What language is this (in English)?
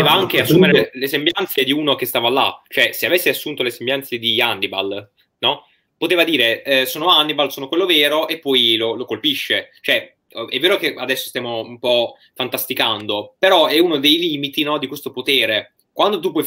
Italian